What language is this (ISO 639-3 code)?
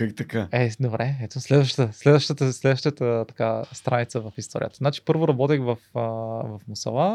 bul